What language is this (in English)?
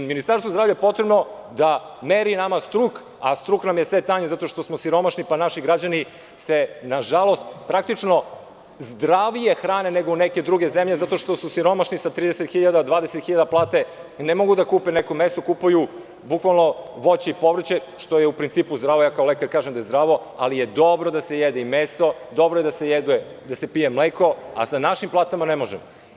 Serbian